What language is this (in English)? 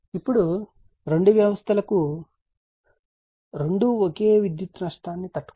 Telugu